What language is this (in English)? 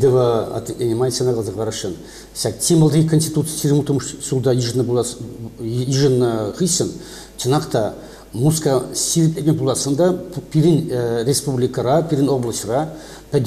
Russian